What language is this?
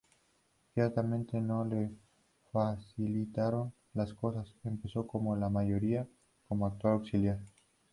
Spanish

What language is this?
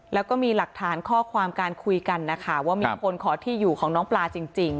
Thai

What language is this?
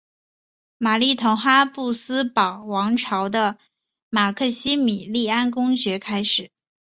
Chinese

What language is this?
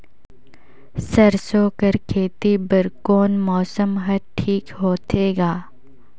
Chhattisgarhi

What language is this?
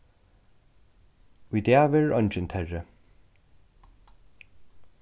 Faroese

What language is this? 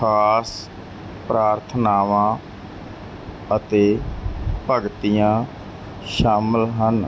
Punjabi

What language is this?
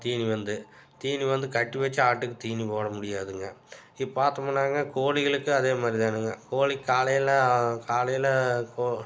Tamil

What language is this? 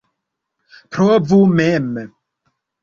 Esperanto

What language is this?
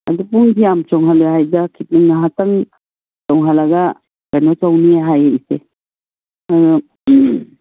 Manipuri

